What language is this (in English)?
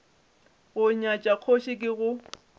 Northern Sotho